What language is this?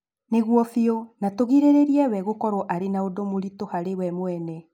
Kikuyu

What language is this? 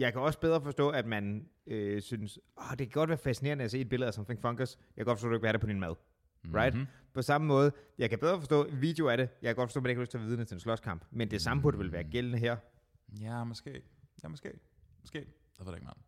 Danish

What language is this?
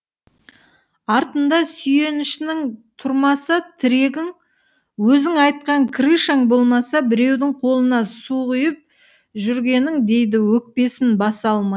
Kazakh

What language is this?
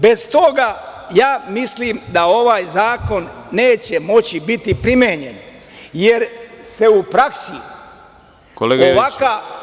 Serbian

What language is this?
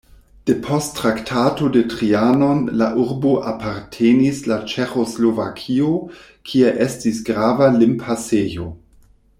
Esperanto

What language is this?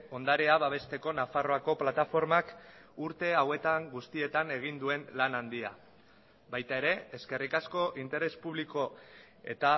Basque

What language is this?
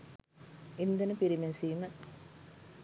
Sinhala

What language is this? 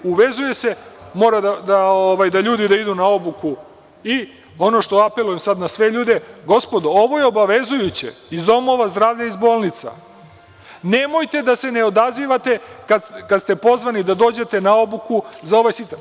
Serbian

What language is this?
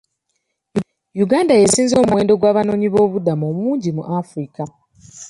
Ganda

